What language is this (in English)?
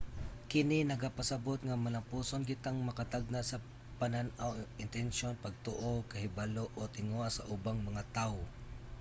Cebuano